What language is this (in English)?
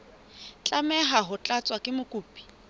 Southern Sotho